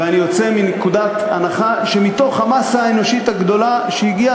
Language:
Hebrew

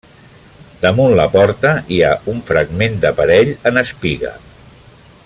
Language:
Catalan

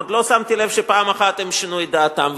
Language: Hebrew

